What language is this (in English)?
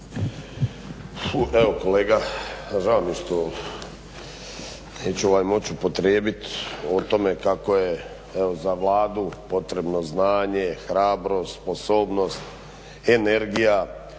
Croatian